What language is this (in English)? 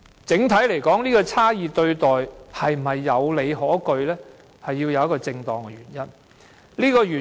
Cantonese